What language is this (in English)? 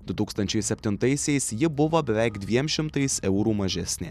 Lithuanian